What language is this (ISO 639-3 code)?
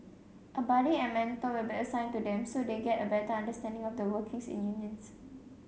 eng